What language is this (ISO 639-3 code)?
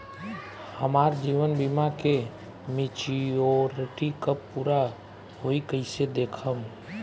bho